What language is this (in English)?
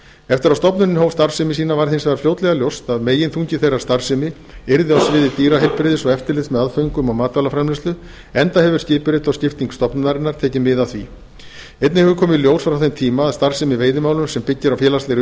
Icelandic